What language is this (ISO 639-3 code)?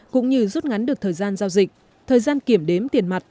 vie